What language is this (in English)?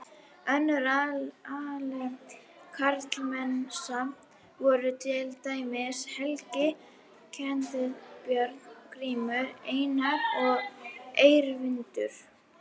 Icelandic